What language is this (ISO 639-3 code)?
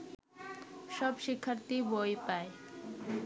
ben